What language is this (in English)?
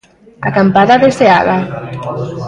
Galician